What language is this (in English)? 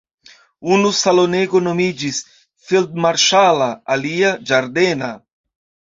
Esperanto